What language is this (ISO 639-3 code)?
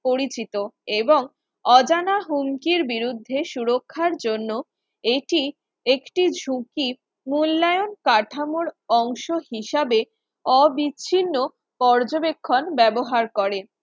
ben